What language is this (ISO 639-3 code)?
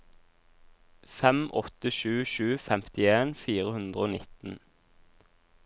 nor